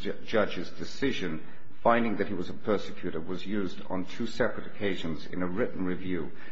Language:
English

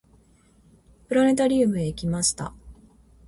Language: Japanese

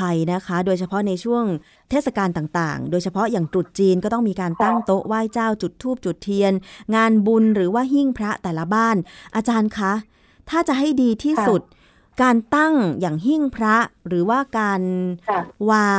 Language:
Thai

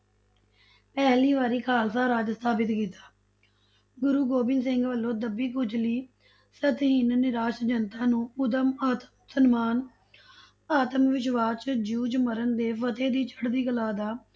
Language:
Punjabi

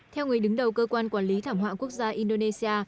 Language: Vietnamese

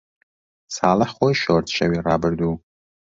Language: Central Kurdish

